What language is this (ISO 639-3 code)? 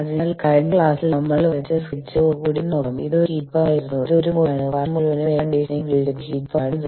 mal